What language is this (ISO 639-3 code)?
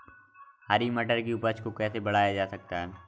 hin